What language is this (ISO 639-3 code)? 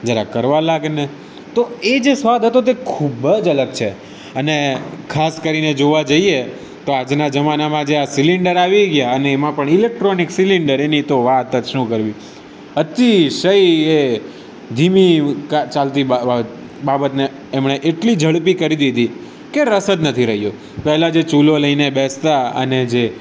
guj